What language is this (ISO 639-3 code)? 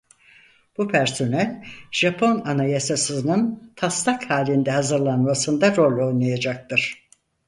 tur